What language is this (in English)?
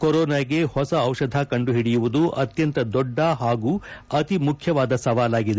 Kannada